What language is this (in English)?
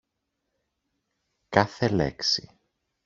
Greek